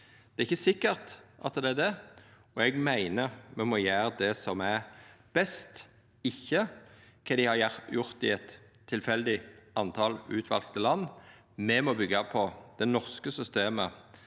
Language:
Norwegian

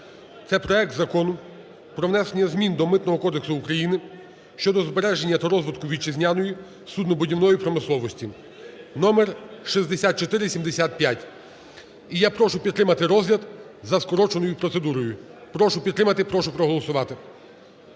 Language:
Ukrainian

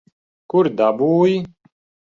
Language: Latvian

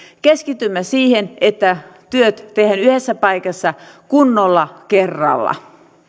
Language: Finnish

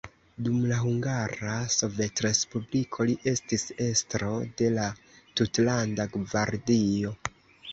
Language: Esperanto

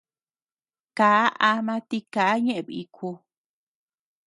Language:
Tepeuxila Cuicatec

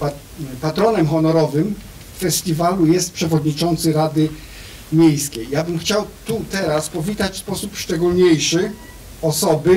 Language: Polish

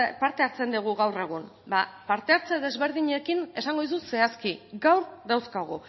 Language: Basque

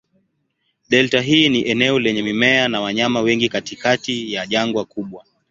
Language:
Swahili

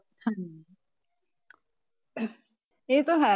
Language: Punjabi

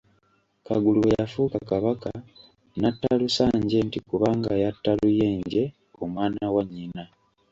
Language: Ganda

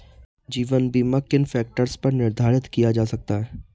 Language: Hindi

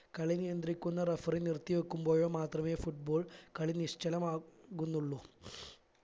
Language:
Malayalam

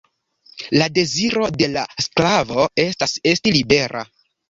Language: Esperanto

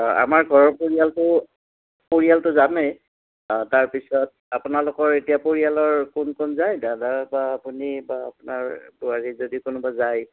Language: Assamese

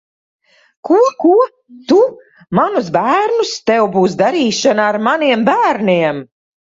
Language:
Latvian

